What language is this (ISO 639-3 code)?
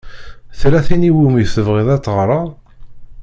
kab